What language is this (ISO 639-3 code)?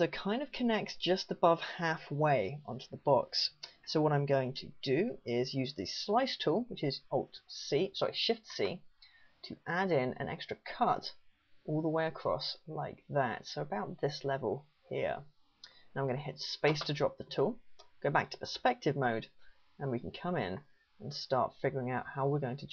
eng